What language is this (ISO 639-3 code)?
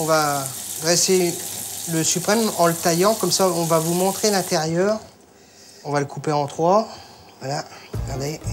fra